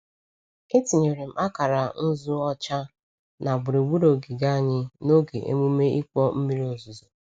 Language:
Igbo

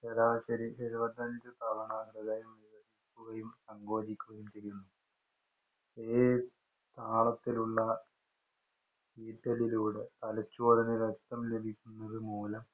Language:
Malayalam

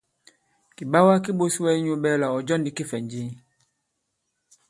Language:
Bankon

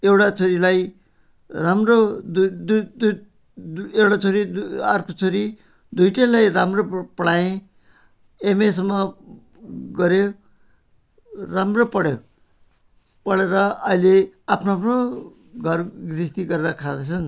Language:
Nepali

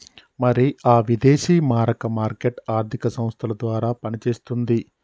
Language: Telugu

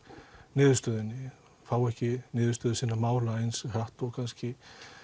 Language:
Icelandic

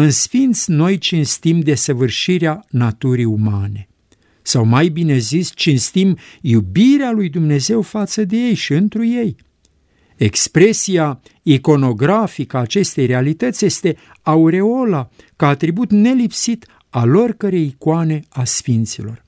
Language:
Romanian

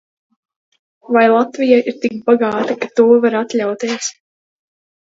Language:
Latvian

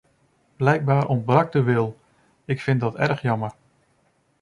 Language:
Dutch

